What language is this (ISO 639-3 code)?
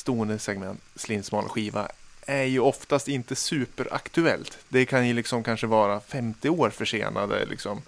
swe